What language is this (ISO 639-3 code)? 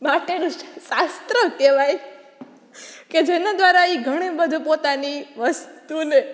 guj